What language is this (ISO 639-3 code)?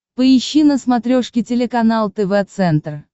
rus